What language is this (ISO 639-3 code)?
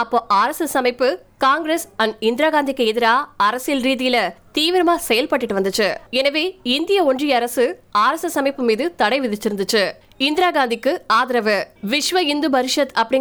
tam